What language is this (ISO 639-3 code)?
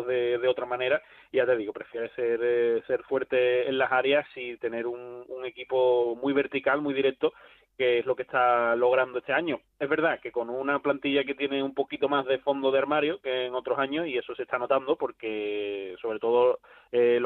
spa